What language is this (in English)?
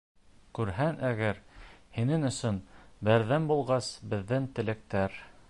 Bashkir